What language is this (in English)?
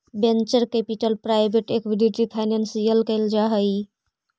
Magahi